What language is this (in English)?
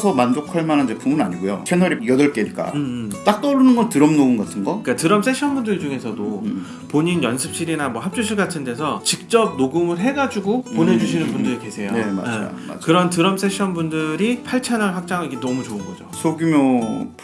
Korean